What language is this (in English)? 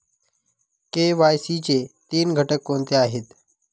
Marathi